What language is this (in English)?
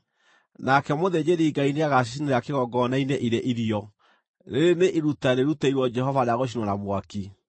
Kikuyu